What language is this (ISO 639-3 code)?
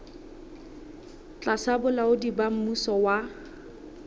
sot